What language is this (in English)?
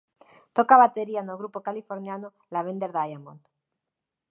Galician